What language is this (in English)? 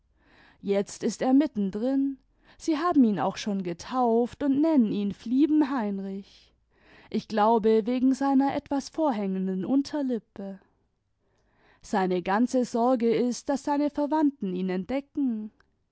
German